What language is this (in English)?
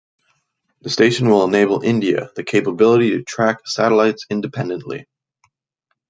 English